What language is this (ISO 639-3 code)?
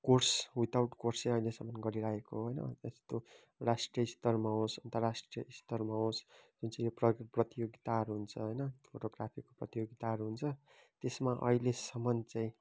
nep